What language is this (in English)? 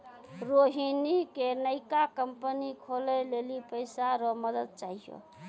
Maithili